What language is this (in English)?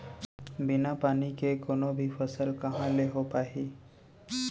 Chhattisgarhi